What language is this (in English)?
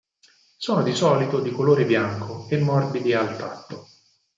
Italian